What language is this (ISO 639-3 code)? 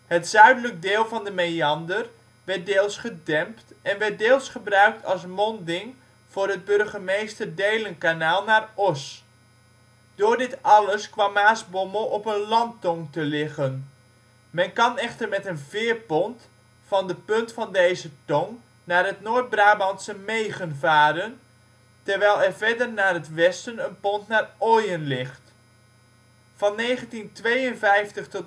nld